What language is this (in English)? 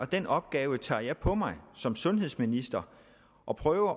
Danish